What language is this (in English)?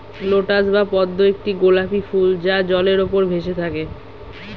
Bangla